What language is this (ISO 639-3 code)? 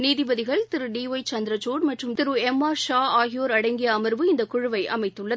tam